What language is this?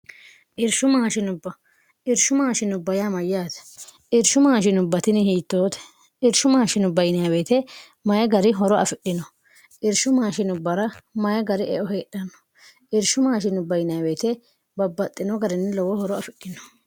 Sidamo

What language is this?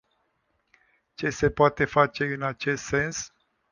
Romanian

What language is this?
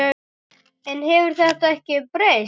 Icelandic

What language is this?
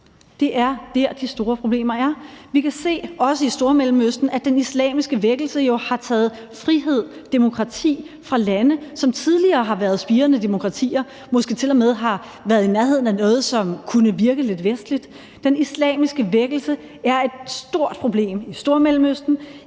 Danish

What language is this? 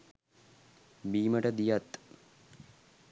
Sinhala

